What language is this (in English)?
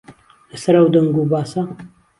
Central Kurdish